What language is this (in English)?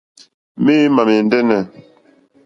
Mokpwe